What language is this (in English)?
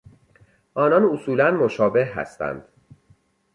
Persian